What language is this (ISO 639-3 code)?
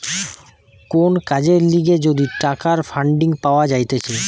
ben